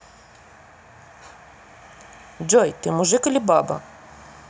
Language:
Russian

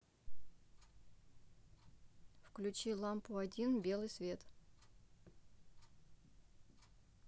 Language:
Russian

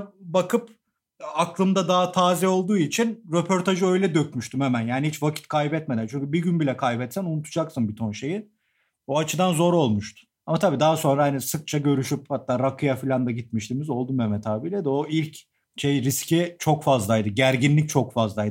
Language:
Turkish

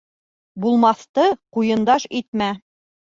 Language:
Bashkir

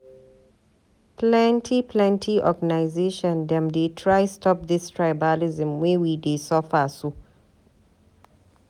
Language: Nigerian Pidgin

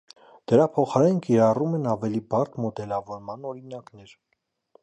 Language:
Armenian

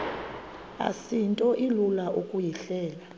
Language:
Xhosa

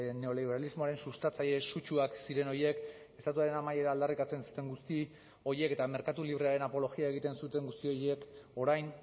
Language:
Basque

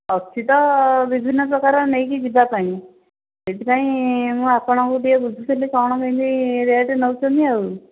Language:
Odia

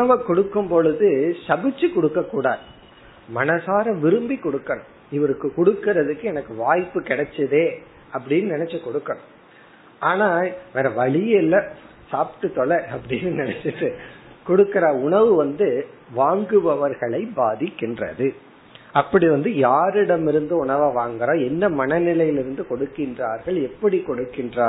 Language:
Tamil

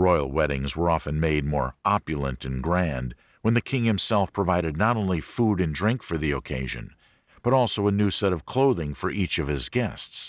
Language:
English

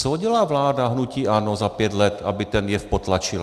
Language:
Czech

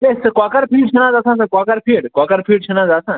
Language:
Kashmiri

